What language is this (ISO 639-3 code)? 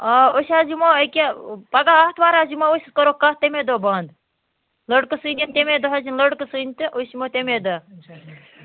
kas